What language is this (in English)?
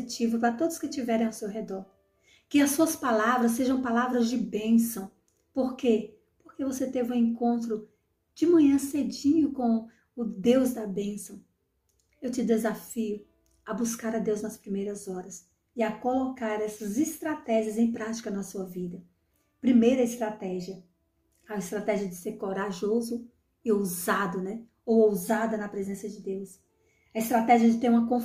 Portuguese